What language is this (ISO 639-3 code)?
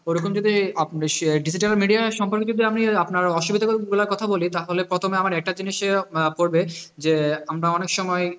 ben